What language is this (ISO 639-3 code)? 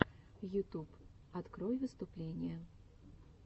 rus